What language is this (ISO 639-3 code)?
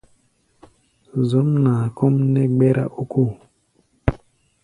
gba